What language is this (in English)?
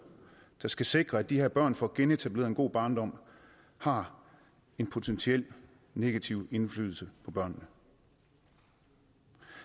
Danish